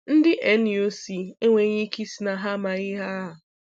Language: Igbo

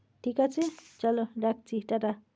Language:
Bangla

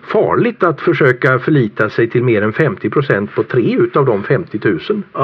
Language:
Swedish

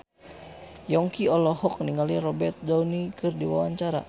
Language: Sundanese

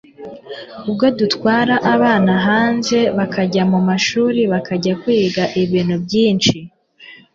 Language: Kinyarwanda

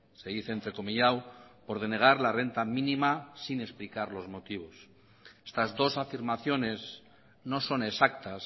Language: Spanish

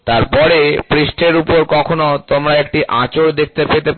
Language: Bangla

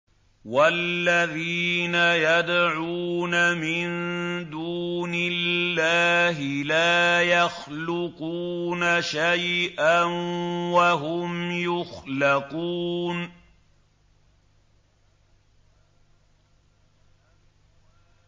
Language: Arabic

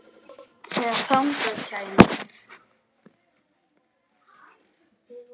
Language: Icelandic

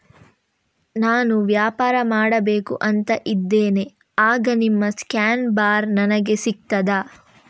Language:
Kannada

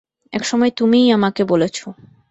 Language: Bangla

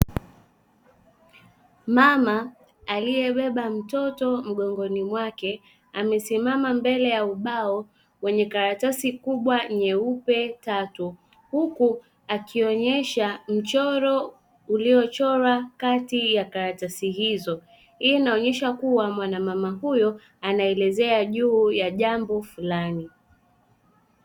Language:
Swahili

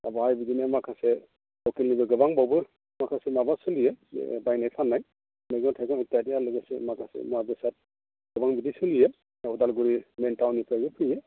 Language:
Bodo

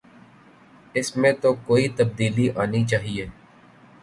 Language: Urdu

